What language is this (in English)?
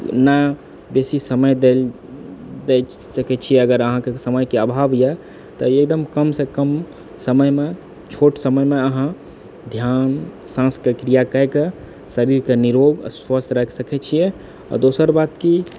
Maithili